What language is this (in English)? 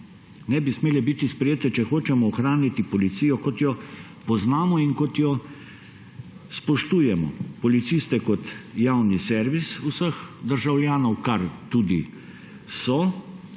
Slovenian